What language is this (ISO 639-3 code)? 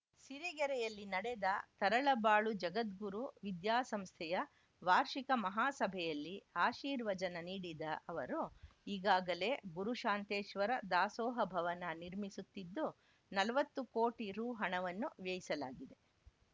kan